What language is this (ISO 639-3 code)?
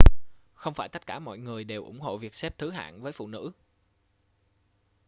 vie